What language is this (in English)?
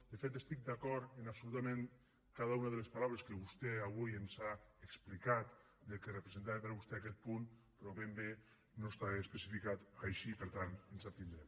Catalan